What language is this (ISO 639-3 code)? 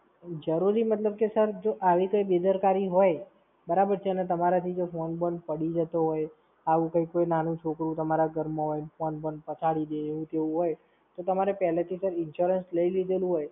guj